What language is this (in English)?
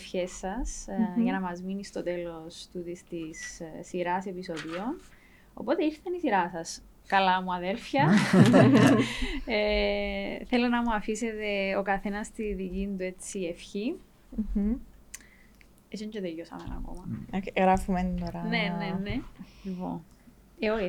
Greek